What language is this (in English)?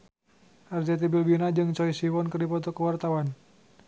Sundanese